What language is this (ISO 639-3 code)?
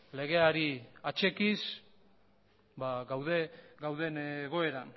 eus